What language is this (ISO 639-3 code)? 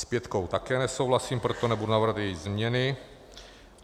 ces